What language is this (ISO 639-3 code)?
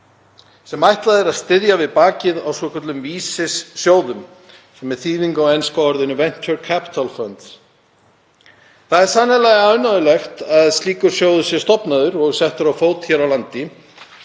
isl